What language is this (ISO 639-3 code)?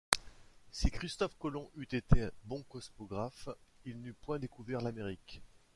fra